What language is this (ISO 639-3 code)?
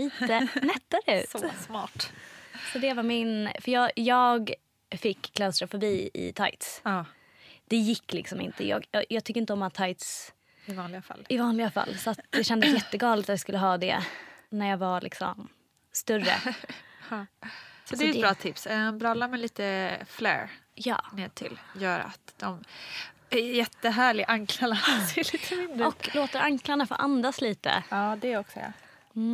swe